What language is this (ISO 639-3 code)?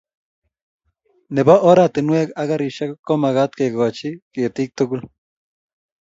kln